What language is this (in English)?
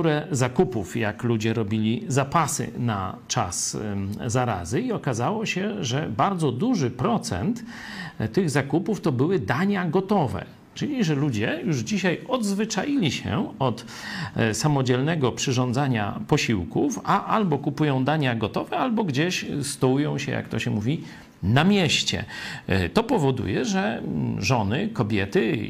Polish